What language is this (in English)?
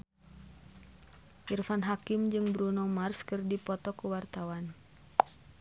Sundanese